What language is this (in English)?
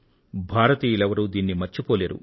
Telugu